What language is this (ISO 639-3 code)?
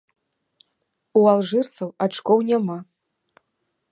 bel